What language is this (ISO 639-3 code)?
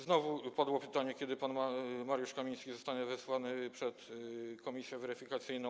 pol